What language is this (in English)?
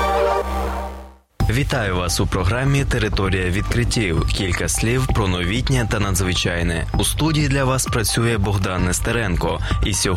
Ukrainian